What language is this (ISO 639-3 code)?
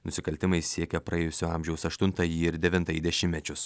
lit